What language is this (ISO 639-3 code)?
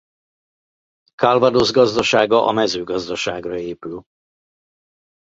hun